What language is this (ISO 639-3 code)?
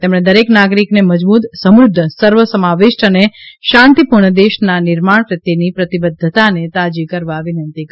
guj